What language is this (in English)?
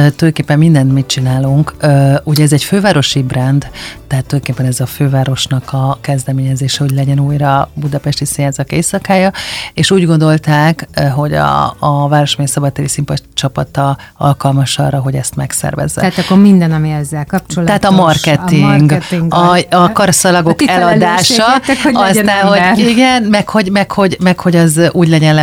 Hungarian